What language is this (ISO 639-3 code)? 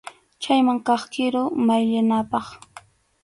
qxu